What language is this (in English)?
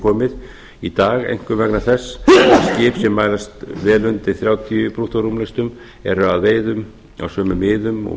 Icelandic